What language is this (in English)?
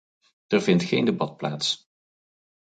Dutch